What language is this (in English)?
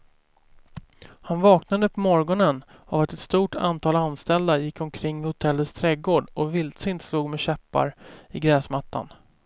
Swedish